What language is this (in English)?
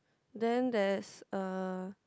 English